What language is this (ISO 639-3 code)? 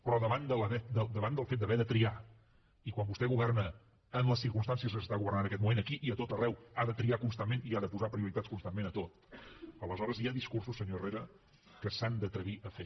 cat